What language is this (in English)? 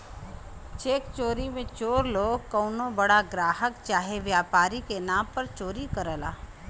Bhojpuri